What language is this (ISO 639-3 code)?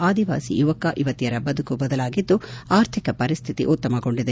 kan